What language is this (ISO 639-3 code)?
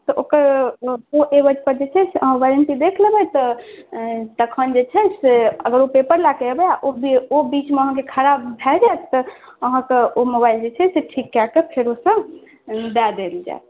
mai